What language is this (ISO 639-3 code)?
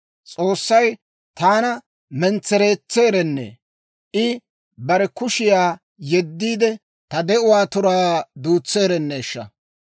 dwr